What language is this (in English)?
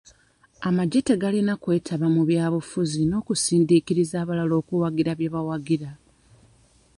Ganda